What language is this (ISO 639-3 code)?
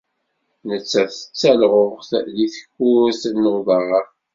kab